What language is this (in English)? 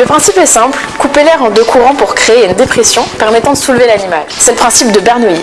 French